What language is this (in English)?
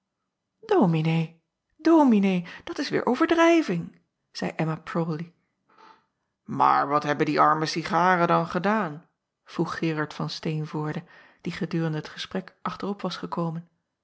Dutch